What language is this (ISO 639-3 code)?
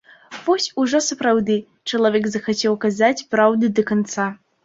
bel